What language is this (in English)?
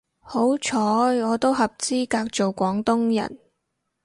Cantonese